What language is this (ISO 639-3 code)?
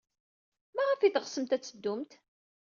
kab